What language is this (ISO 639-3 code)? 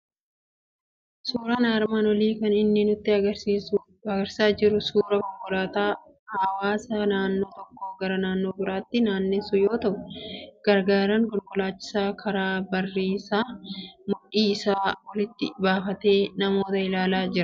orm